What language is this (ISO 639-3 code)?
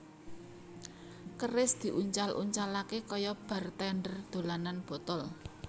jav